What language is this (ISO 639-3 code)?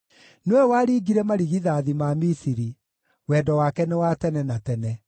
kik